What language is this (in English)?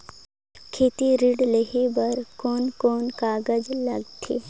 Chhattisgarhi